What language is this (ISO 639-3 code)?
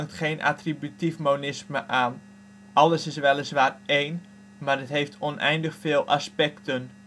nld